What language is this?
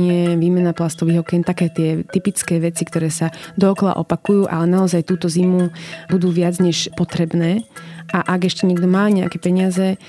Slovak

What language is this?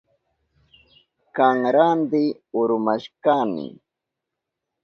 Southern Pastaza Quechua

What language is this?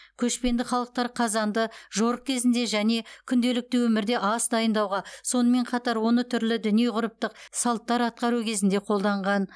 Kazakh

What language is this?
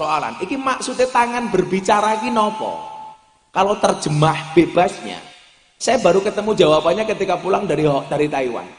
Indonesian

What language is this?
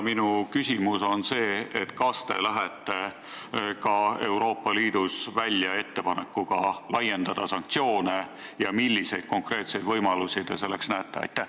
Estonian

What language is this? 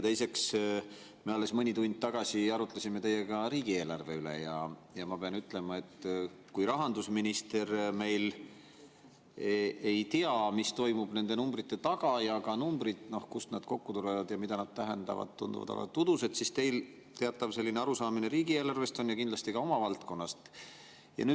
Estonian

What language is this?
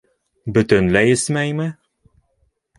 Bashkir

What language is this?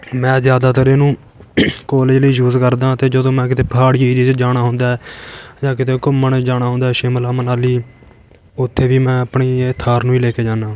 Punjabi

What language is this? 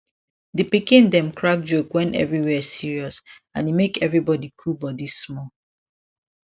Nigerian Pidgin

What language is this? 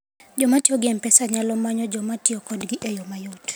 Luo (Kenya and Tanzania)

